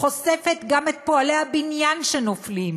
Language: Hebrew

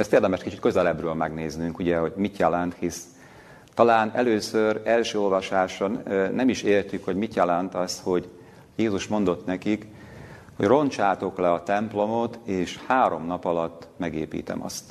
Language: Hungarian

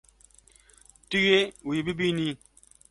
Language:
Kurdish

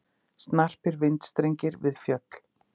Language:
Icelandic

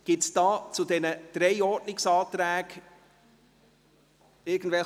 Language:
Swiss German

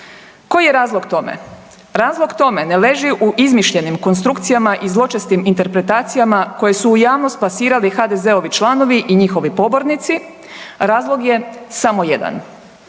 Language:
Croatian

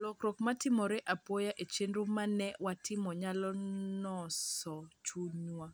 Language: Luo (Kenya and Tanzania)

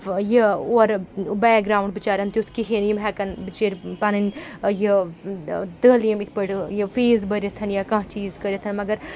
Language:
Kashmiri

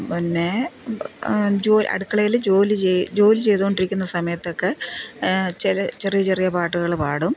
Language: Malayalam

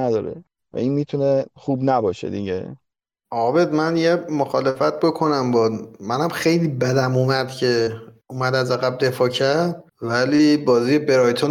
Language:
Persian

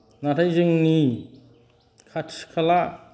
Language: Bodo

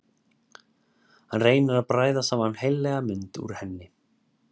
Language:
Icelandic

